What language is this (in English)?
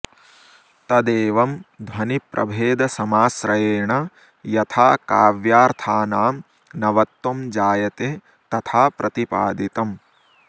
Sanskrit